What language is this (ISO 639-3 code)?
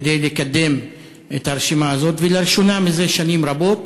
heb